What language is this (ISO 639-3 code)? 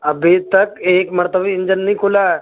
urd